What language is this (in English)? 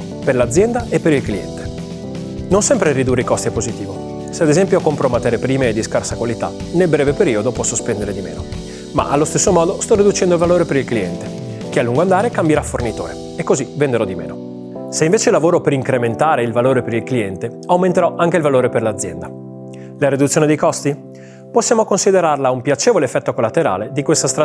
Italian